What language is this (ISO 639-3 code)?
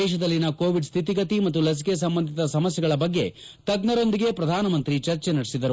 kan